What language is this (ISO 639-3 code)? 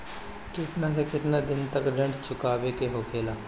bho